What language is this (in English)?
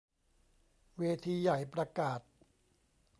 Thai